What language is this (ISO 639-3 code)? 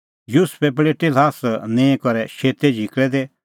kfx